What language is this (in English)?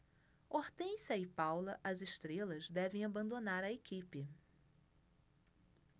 Portuguese